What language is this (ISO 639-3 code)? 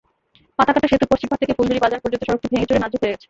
ben